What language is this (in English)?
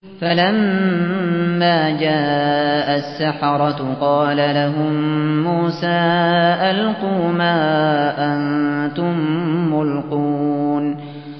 Arabic